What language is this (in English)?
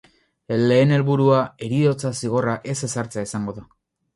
Basque